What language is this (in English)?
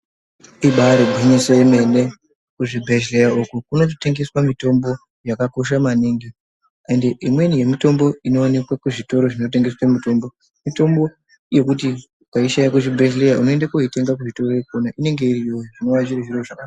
Ndau